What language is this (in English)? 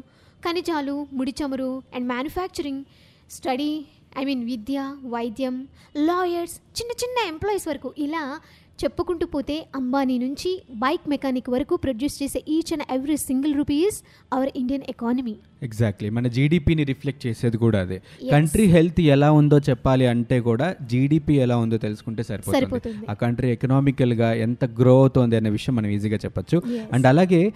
Telugu